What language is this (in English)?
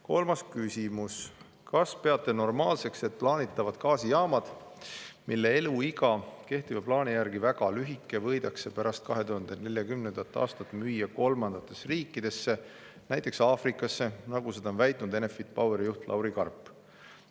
Estonian